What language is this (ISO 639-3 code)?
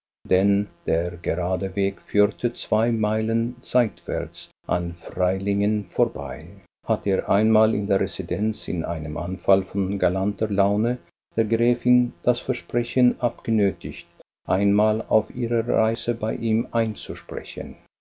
deu